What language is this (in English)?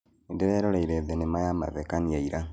Kikuyu